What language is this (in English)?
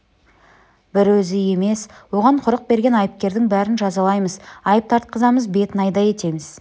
Kazakh